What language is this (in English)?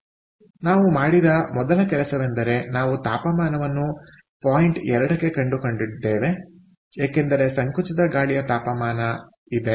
Kannada